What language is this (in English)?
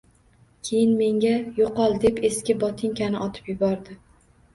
Uzbek